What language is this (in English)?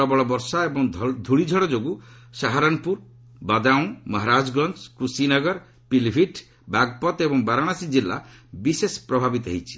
Odia